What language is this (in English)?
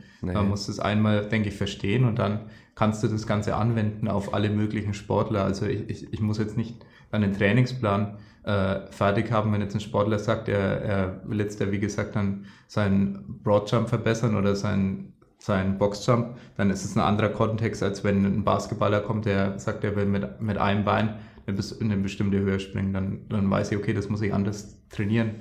German